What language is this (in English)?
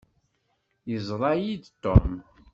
Kabyle